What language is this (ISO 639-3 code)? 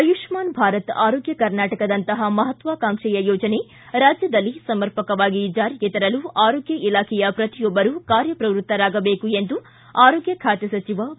kan